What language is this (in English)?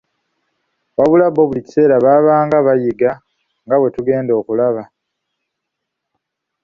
Ganda